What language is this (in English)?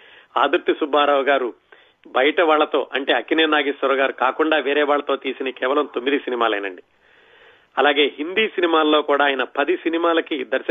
Telugu